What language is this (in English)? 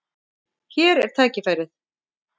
Icelandic